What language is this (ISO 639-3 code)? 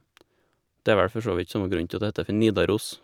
nor